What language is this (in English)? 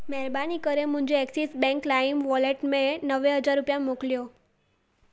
Sindhi